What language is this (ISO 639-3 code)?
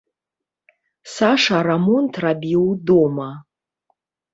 bel